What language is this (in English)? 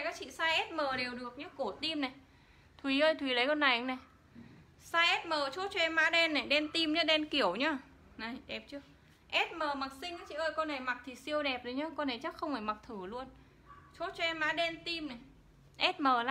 Vietnamese